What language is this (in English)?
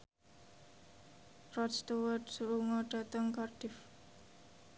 Javanese